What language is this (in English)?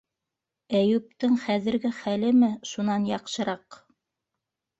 Bashkir